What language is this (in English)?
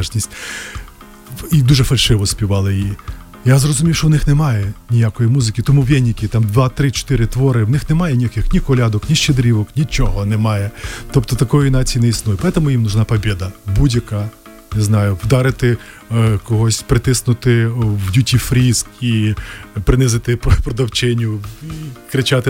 Ukrainian